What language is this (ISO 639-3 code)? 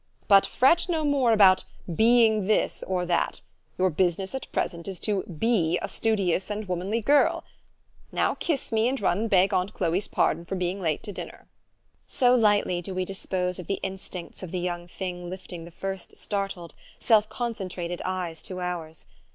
eng